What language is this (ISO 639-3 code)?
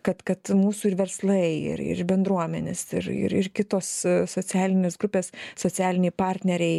lit